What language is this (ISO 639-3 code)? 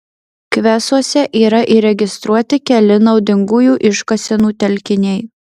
lit